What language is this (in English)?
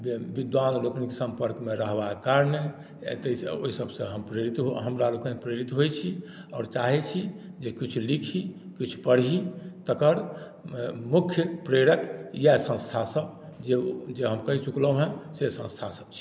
Maithili